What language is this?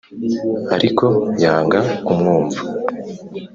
Kinyarwanda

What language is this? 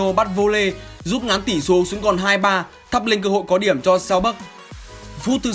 Vietnamese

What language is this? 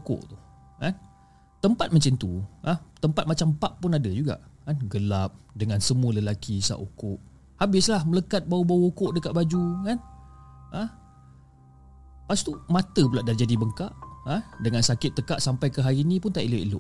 Malay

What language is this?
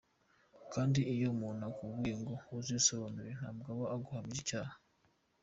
Kinyarwanda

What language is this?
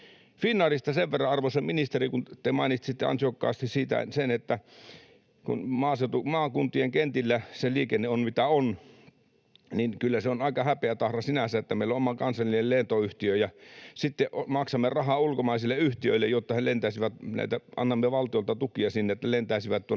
Finnish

